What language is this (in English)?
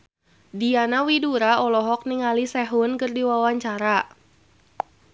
Sundanese